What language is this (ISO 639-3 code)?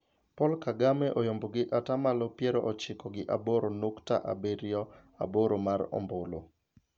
luo